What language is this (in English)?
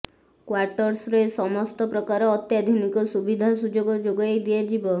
Odia